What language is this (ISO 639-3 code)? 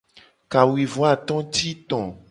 gej